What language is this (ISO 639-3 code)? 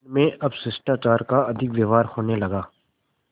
hin